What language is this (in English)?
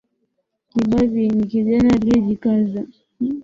Swahili